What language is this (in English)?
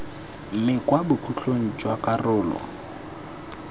Tswana